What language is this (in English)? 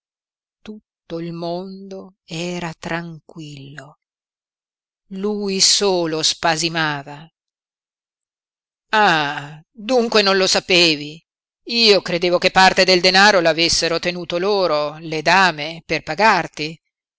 Italian